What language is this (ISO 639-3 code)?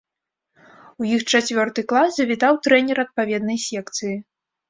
bel